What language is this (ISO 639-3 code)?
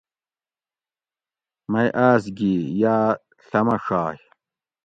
gwc